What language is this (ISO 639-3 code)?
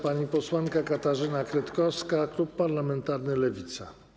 pol